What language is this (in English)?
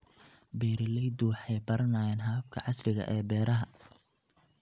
Somali